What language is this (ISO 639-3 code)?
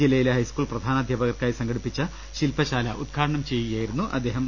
mal